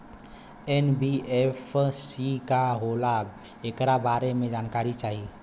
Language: Bhojpuri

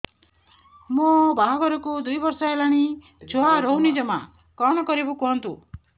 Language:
Odia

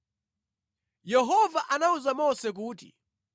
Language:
Nyanja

